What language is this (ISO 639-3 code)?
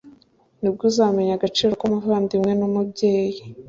kin